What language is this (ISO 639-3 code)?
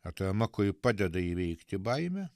lit